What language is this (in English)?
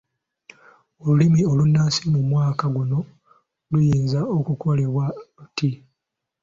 Ganda